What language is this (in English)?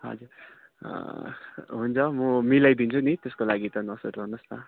Nepali